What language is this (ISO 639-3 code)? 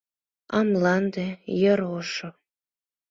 chm